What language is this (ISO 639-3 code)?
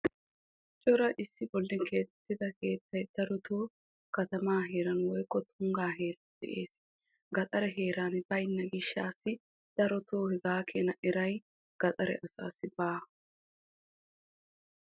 wal